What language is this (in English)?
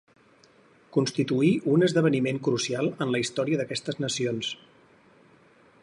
Catalan